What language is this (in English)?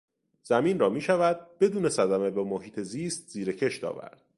Persian